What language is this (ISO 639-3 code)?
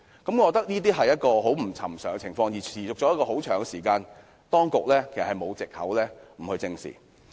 yue